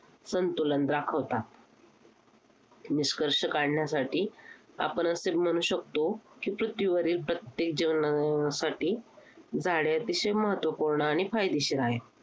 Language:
Marathi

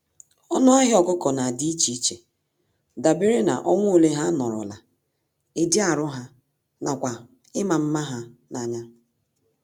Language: Igbo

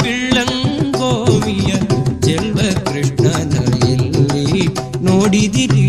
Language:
Kannada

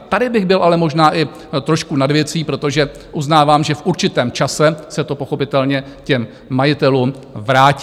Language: Czech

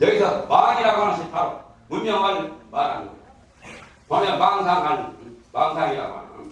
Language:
Korean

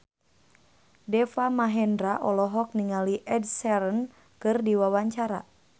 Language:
Sundanese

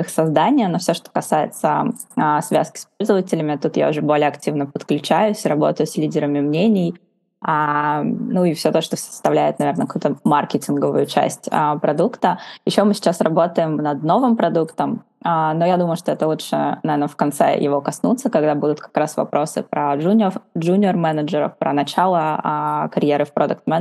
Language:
Russian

